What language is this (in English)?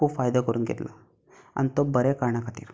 Konkani